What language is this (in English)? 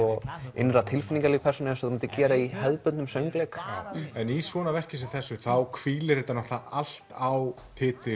Icelandic